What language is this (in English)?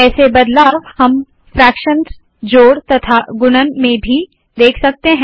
Hindi